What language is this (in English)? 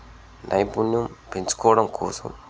Telugu